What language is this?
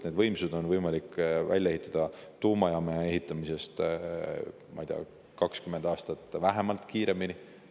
Estonian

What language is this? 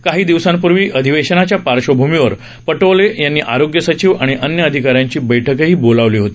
Marathi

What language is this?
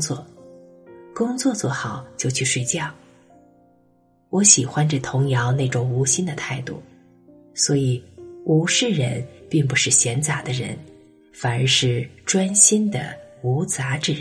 Chinese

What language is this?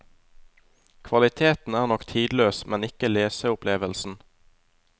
Norwegian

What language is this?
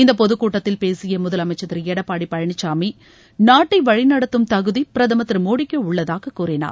Tamil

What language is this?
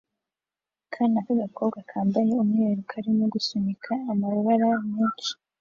Kinyarwanda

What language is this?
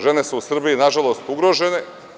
Serbian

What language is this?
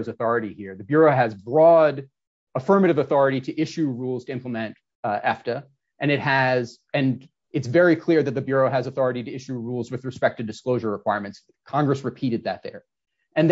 English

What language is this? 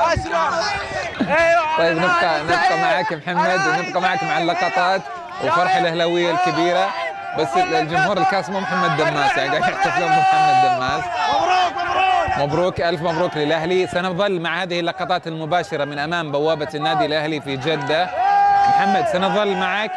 Arabic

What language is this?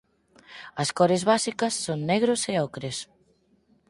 Galician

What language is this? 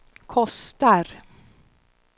Swedish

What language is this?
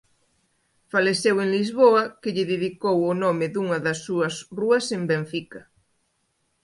Galician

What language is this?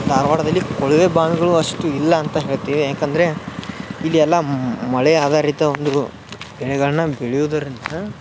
Kannada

